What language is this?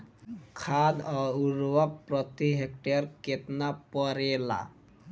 Bhojpuri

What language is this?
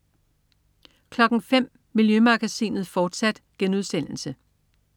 Danish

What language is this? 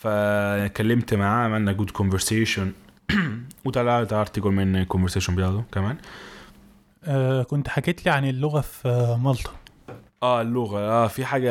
Arabic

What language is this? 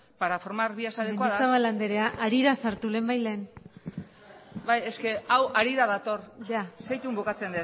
Basque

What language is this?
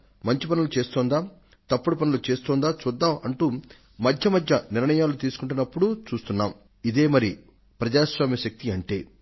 Telugu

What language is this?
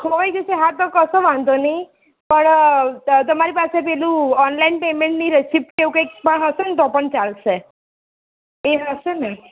Gujarati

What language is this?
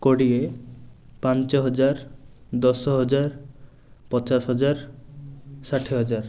Odia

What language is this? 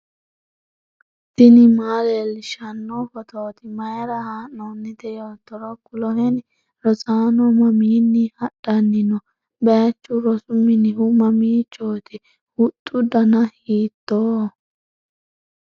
Sidamo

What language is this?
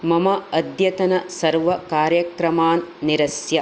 Sanskrit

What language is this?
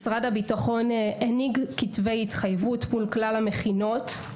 Hebrew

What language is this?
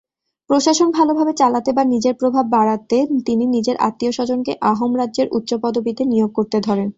Bangla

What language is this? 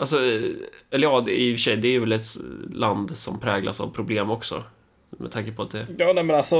Swedish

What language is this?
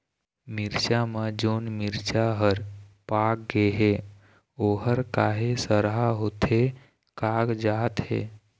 Chhattisgarhi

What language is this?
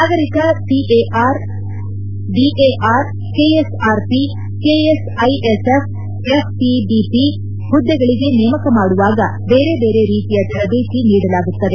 Kannada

